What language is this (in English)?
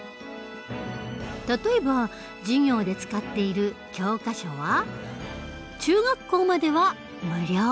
Japanese